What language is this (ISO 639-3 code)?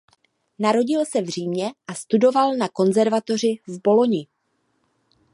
ces